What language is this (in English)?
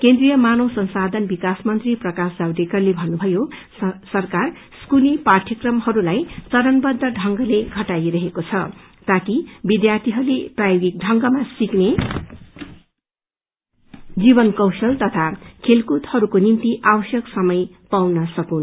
Nepali